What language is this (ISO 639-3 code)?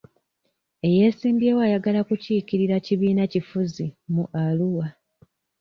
lug